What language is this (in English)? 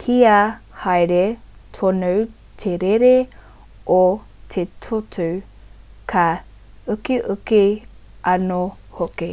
Māori